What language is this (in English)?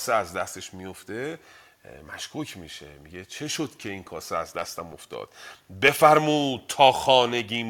Persian